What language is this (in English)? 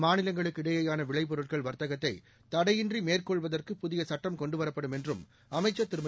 Tamil